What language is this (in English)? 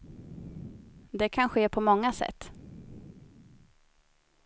Swedish